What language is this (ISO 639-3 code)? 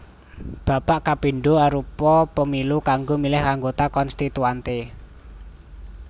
jav